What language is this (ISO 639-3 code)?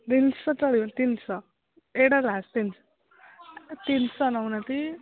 ori